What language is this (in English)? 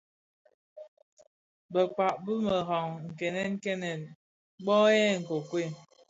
Bafia